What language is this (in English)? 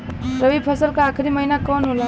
Bhojpuri